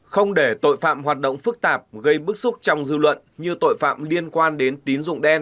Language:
Vietnamese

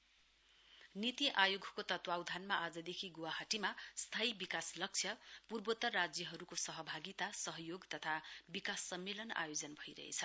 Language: Nepali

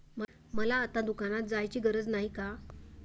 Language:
Marathi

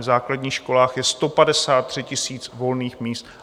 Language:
Czech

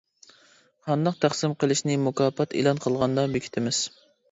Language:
Uyghur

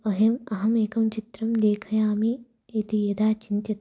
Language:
Sanskrit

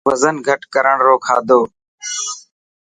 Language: Dhatki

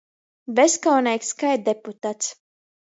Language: Latgalian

